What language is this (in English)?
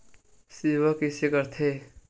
Chhattisgarhi